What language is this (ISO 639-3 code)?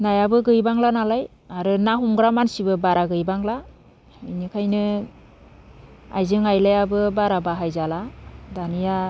brx